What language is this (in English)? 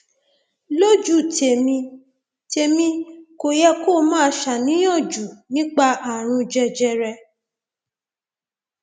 Yoruba